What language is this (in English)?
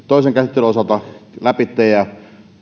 Finnish